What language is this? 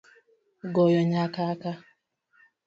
Luo (Kenya and Tanzania)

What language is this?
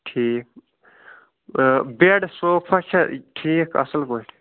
Kashmiri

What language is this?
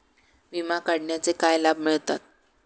Marathi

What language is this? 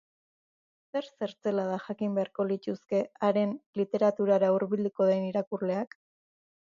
Basque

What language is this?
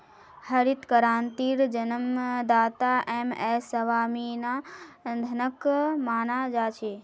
Magahi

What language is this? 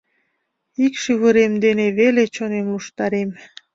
Mari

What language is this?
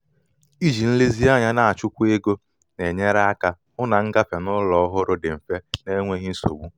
Igbo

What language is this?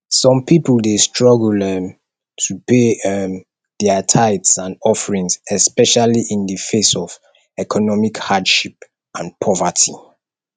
Nigerian Pidgin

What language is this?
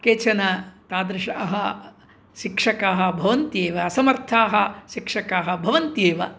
Sanskrit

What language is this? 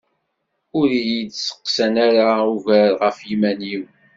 Kabyle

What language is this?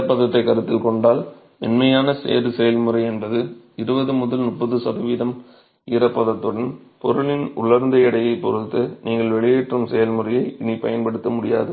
Tamil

